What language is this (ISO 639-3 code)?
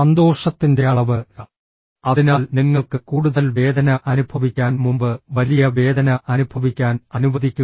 mal